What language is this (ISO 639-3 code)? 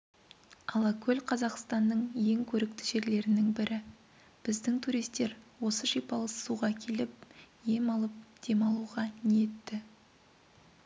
kaz